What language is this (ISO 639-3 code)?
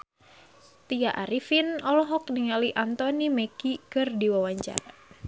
sun